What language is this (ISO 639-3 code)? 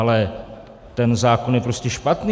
ces